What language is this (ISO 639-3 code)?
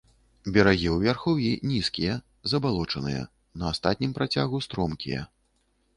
bel